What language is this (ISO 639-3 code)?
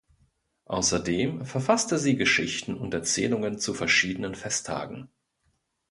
deu